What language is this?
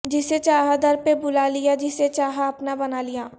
Urdu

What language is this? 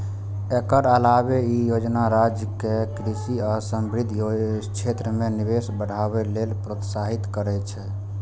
Maithili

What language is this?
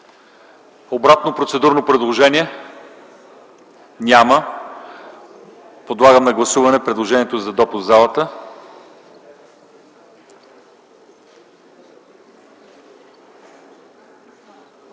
Bulgarian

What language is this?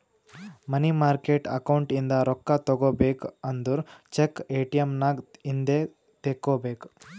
Kannada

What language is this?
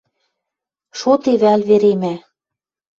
Western Mari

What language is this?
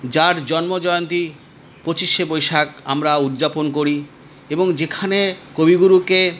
Bangla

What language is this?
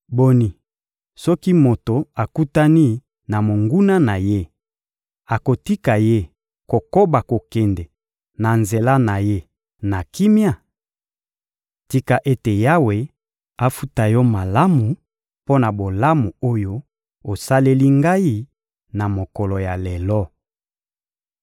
Lingala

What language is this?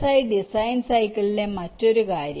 Malayalam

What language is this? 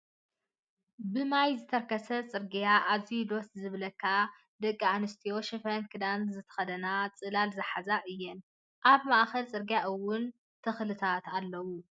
Tigrinya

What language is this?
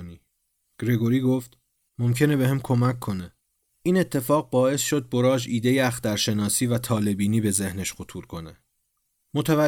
Persian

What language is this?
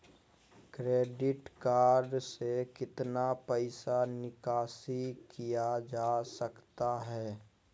Magahi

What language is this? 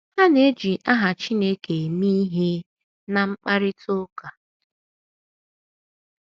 Igbo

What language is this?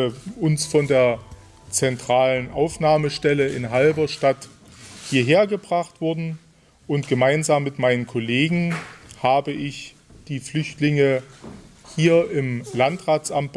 German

